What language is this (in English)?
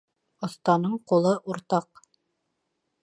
Bashkir